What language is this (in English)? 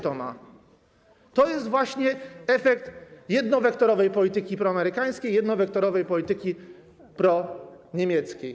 Polish